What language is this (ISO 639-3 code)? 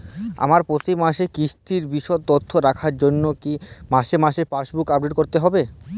ben